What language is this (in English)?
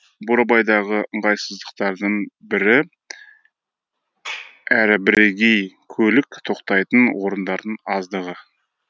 Kazakh